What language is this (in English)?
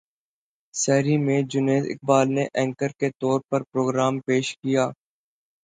Urdu